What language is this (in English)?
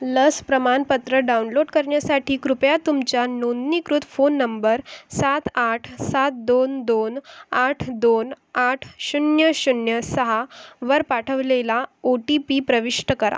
Marathi